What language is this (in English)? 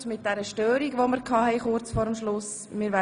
Swiss German